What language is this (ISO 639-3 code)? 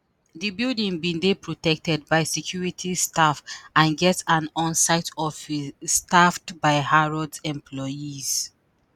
pcm